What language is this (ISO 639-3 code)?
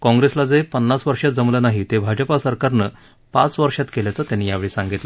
mar